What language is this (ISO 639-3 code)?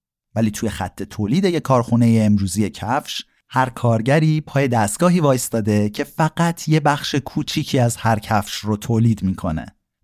fas